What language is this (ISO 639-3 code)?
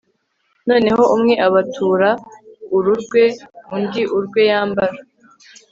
kin